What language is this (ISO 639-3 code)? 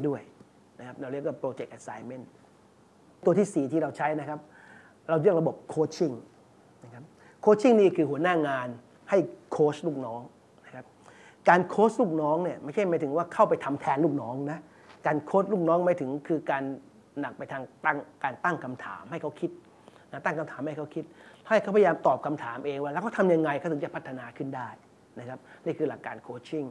tha